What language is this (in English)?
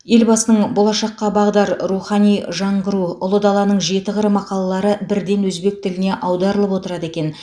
Kazakh